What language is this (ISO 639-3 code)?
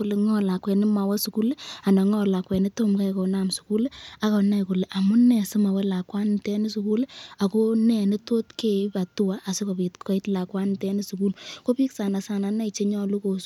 kln